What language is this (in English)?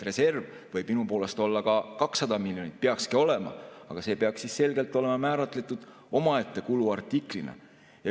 Estonian